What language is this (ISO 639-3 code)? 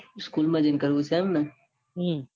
guj